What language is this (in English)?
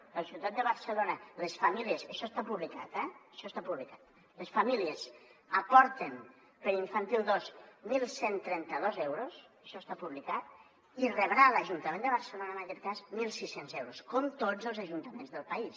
Catalan